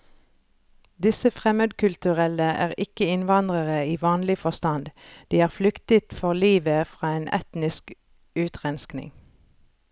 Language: Norwegian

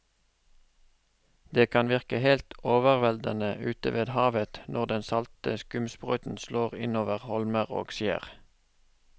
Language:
Norwegian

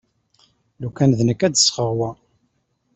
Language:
Kabyle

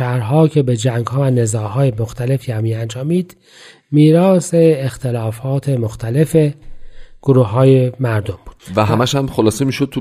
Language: Persian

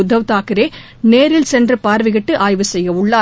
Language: Tamil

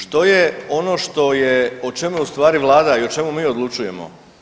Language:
Croatian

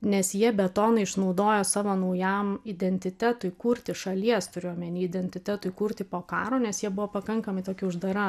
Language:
Lithuanian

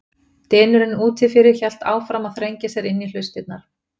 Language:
Icelandic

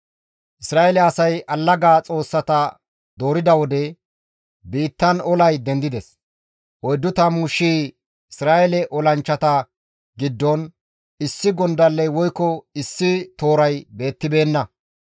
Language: Gamo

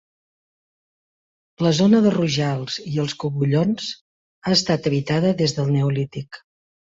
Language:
Catalan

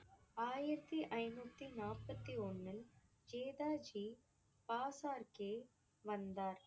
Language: Tamil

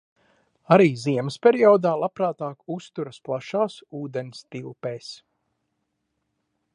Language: Latvian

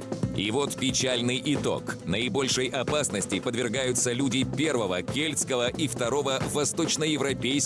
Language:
Russian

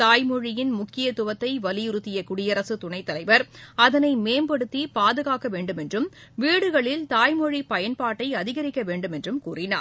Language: Tamil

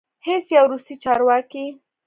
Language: Pashto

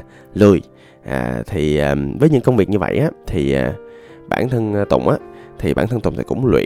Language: Vietnamese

